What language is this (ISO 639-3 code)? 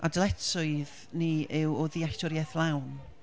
cym